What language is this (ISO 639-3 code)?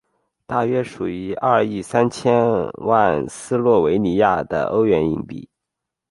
zho